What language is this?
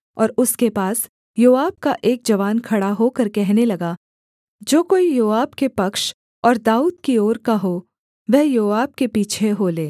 Hindi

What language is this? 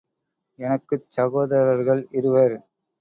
Tamil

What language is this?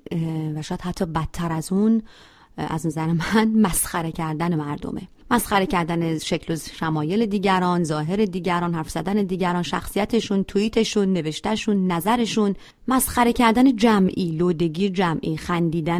Persian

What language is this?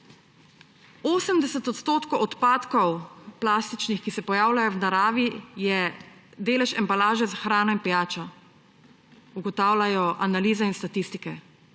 Slovenian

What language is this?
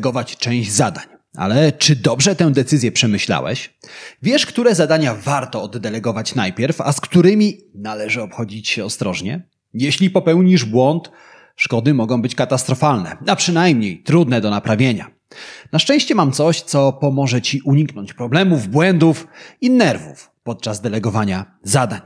Polish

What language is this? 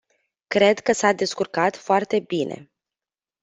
Romanian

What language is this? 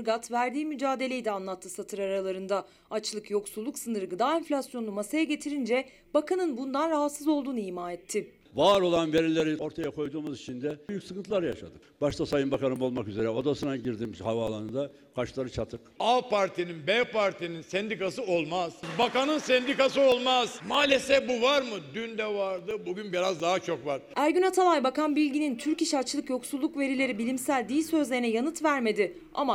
Turkish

